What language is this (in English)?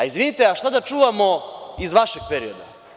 Serbian